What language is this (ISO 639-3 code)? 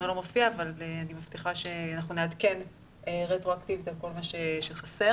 heb